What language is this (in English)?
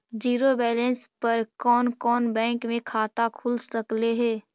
Magahi